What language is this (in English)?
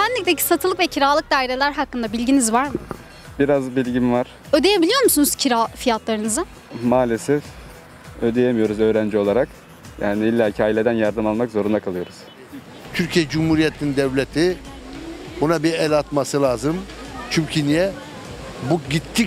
Turkish